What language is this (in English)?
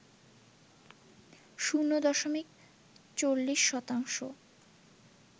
Bangla